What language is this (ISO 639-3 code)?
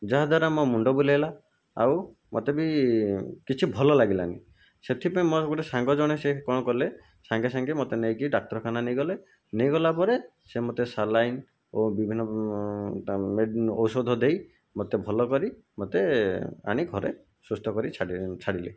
ori